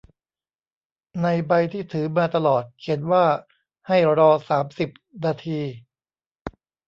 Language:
Thai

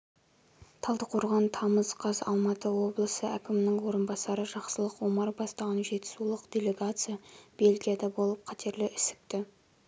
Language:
Kazakh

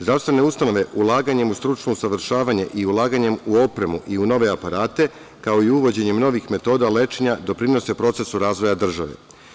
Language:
Serbian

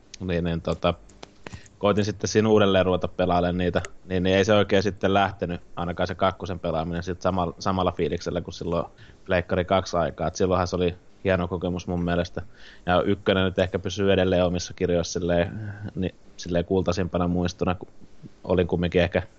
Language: Finnish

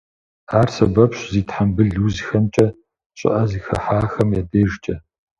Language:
Kabardian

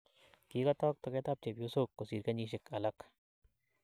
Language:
Kalenjin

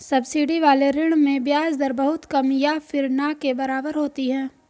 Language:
Hindi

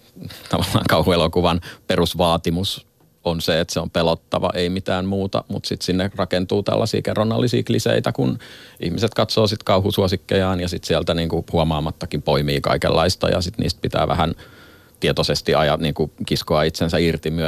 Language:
Finnish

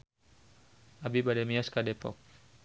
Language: Sundanese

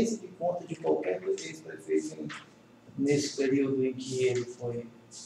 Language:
Portuguese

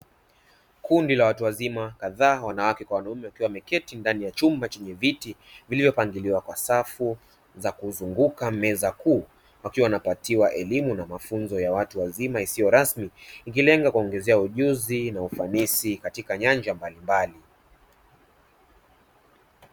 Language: Swahili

